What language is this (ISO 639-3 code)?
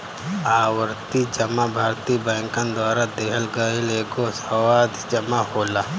bho